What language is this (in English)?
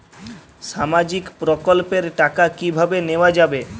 Bangla